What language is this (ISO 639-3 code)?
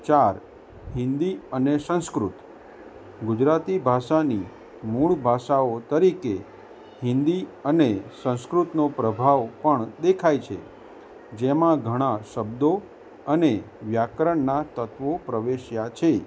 guj